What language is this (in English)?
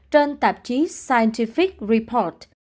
Vietnamese